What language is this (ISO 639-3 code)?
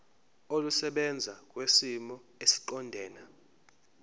zul